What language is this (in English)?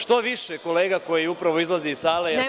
Serbian